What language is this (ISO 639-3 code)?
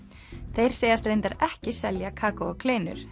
isl